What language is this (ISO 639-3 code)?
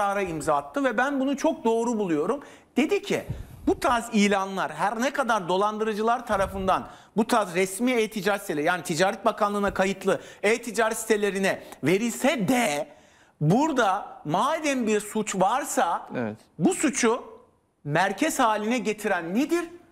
tur